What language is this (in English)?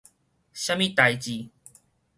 Min Nan Chinese